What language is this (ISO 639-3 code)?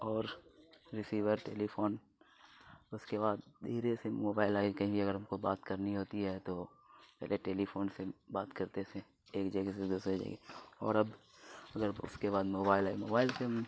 urd